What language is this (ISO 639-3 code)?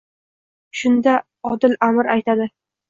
uzb